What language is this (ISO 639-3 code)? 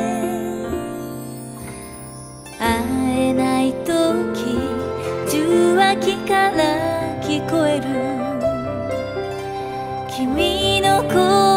jpn